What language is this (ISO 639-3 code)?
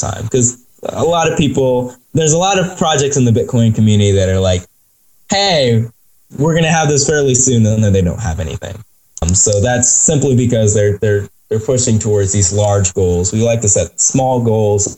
eng